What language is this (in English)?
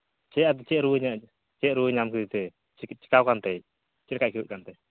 Santali